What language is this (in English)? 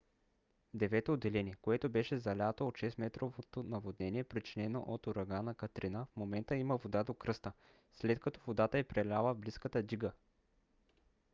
Bulgarian